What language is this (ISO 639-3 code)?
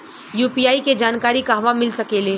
bho